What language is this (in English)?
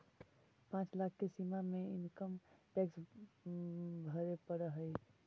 Magahi